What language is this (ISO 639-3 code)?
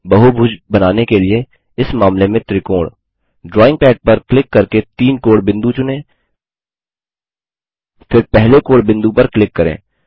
hin